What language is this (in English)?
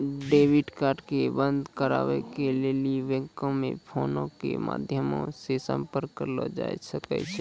Maithili